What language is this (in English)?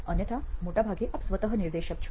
Gujarati